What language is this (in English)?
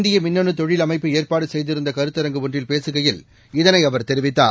Tamil